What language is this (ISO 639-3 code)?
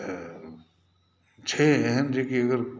mai